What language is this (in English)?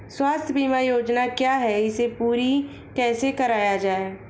Hindi